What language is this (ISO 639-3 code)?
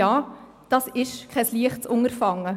gsw